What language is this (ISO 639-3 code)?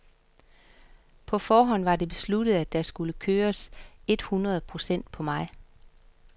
dan